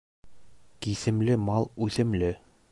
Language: Bashkir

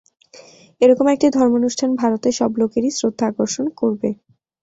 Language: Bangla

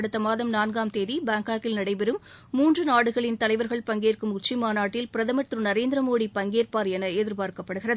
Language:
Tamil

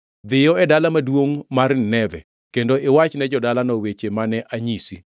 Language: Luo (Kenya and Tanzania)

